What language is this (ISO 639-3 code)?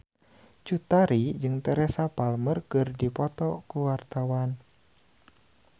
sun